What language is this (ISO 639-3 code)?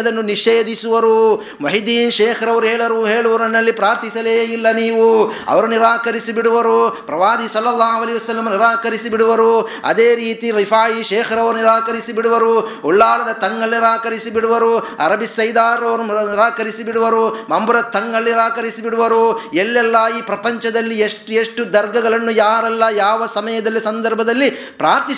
kan